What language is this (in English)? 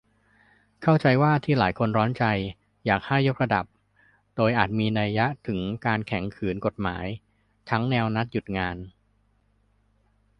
Thai